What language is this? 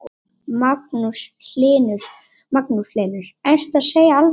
Icelandic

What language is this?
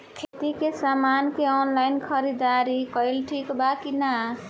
Bhojpuri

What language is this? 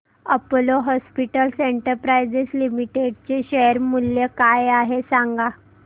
Marathi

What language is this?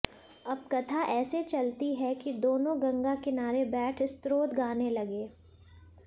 Hindi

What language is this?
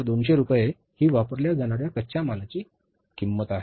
Marathi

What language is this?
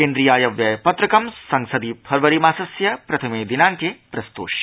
Sanskrit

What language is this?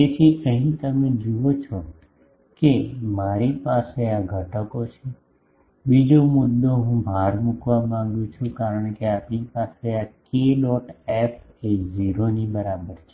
Gujarati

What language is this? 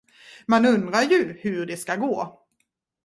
Swedish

